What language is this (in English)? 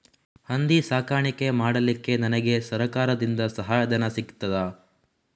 Kannada